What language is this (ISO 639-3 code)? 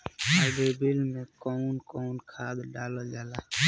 bho